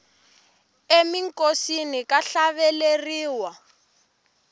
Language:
Tsonga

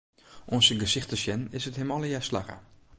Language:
Western Frisian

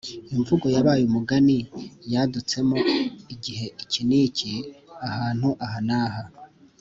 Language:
Kinyarwanda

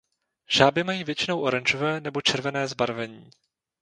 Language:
Czech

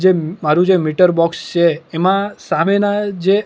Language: Gujarati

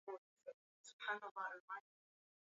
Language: Swahili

